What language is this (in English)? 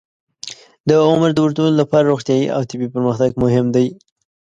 Pashto